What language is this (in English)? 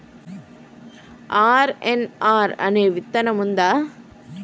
Telugu